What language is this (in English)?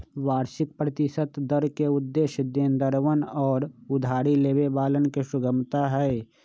Magahi